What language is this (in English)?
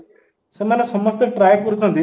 Odia